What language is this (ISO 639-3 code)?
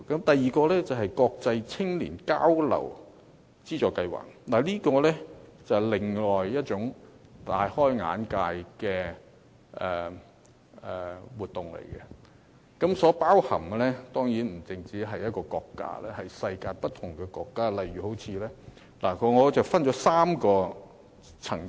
yue